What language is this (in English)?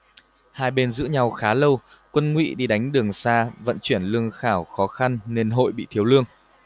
Vietnamese